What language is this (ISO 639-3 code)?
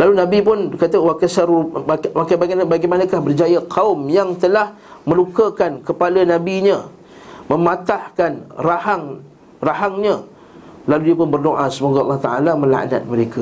msa